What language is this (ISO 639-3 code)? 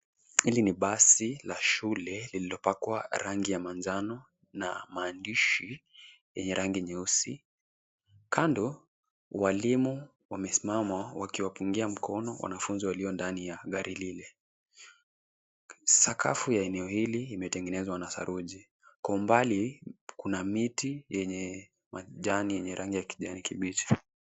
swa